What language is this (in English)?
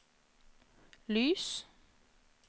Norwegian